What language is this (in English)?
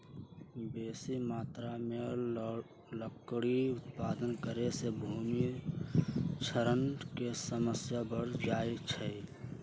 Magahi